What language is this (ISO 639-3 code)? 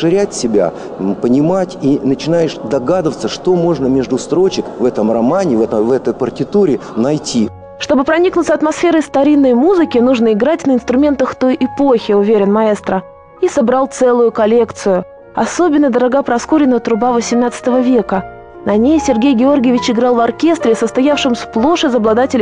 rus